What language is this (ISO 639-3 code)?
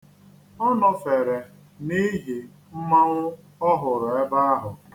ibo